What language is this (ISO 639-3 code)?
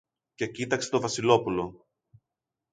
ell